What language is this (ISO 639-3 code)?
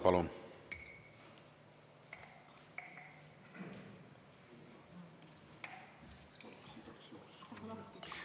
est